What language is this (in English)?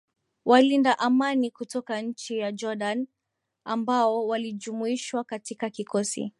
Swahili